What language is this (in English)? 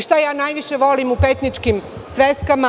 Serbian